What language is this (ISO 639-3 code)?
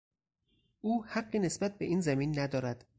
fas